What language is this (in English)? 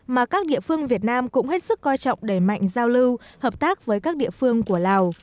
Vietnamese